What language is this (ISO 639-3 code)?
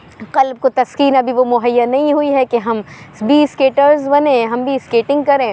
urd